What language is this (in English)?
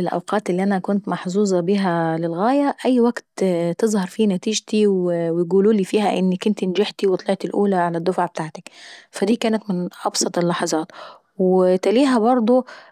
Saidi Arabic